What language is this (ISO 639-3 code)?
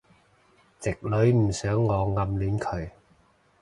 yue